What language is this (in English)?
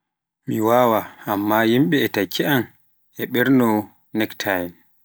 Pular